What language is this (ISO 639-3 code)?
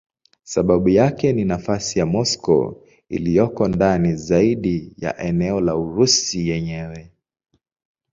swa